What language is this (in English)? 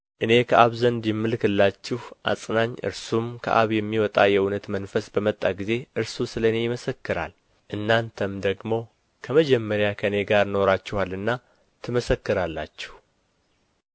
Amharic